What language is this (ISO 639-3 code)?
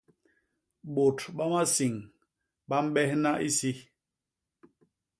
bas